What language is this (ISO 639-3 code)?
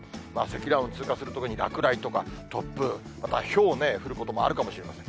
jpn